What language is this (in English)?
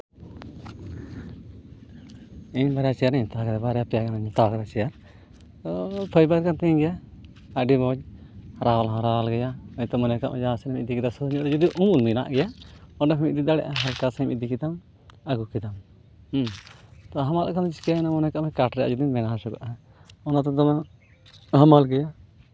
Santali